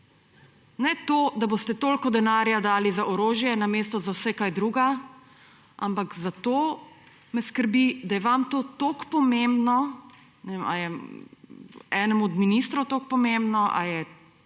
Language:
Slovenian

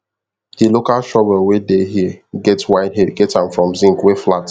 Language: Nigerian Pidgin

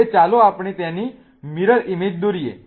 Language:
Gujarati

